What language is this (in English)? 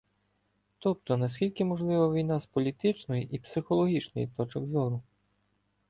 Ukrainian